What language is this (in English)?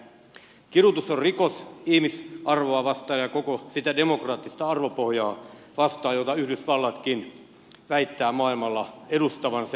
Finnish